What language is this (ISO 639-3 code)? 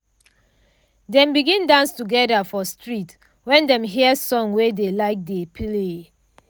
pcm